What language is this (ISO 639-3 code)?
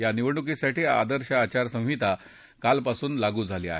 mar